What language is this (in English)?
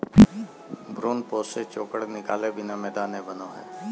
Magahi